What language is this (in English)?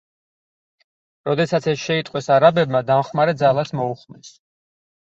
Georgian